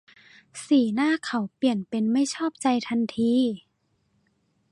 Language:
Thai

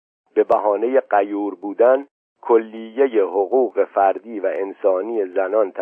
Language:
Persian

